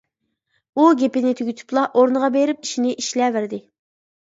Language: Uyghur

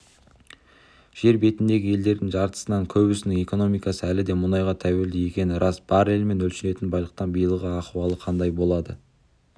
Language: Kazakh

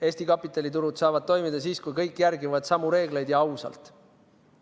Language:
Estonian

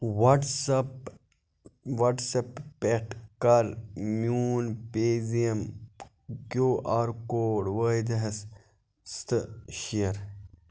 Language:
Kashmiri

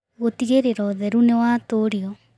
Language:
Kikuyu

